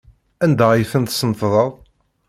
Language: Kabyle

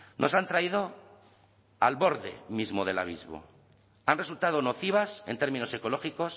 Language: Spanish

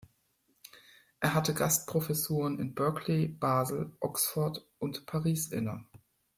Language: German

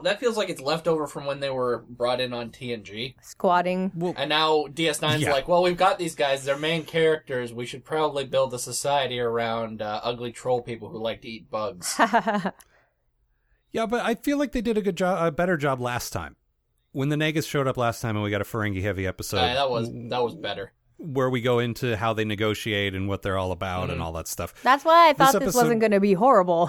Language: English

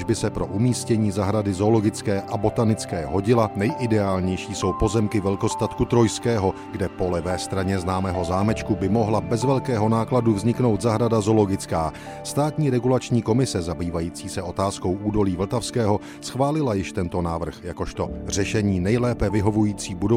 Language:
Czech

